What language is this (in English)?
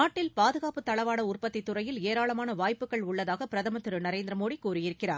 Tamil